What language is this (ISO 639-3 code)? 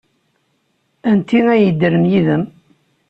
kab